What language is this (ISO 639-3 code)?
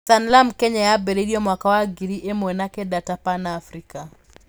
kik